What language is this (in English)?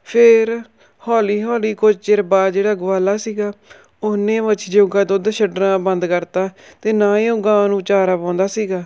Punjabi